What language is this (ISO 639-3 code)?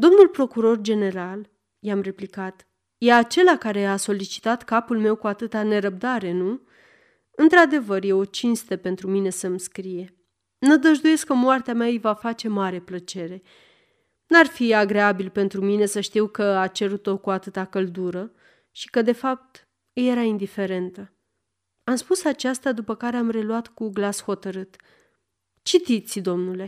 ron